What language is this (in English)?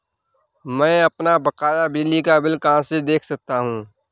Hindi